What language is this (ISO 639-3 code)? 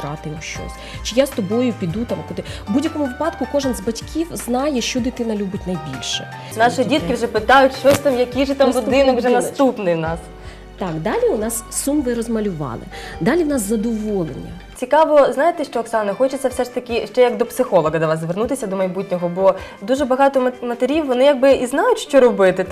ukr